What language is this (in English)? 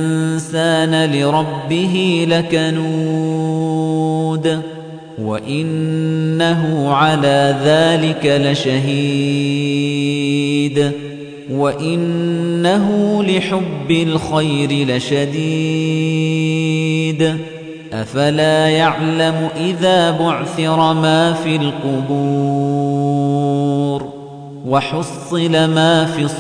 Arabic